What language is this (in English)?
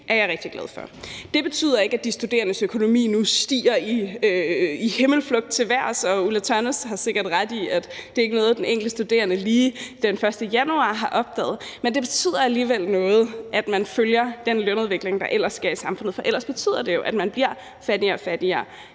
Danish